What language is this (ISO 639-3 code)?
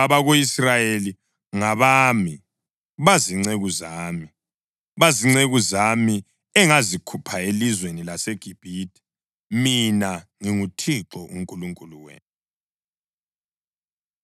nde